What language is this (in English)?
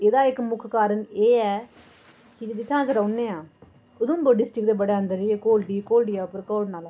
Dogri